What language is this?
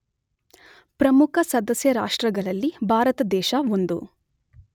Kannada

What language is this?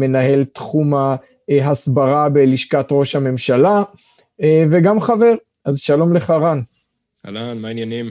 Hebrew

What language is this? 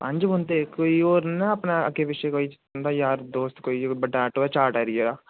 Dogri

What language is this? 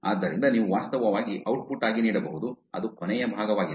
Kannada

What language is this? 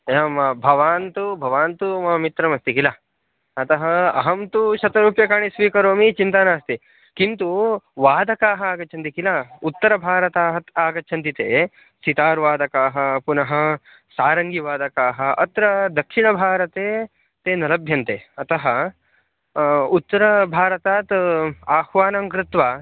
Sanskrit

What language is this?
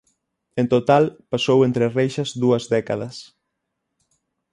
Galician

